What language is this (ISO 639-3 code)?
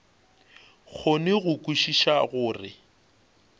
nso